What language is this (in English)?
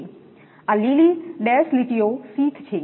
Gujarati